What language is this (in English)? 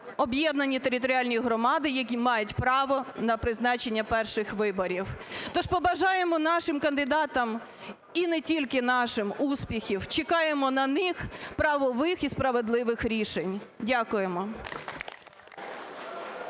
Ukrainian